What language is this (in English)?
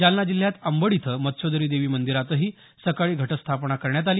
Marathi